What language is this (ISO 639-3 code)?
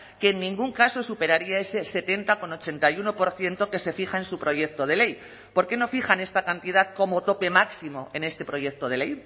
spa